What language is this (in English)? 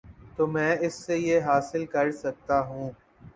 Urdu